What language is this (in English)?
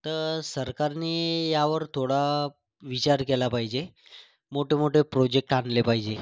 Marathi